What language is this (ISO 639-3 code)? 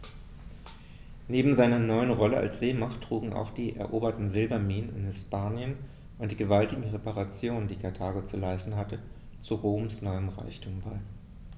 deu